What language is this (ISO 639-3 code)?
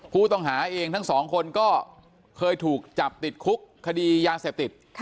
tha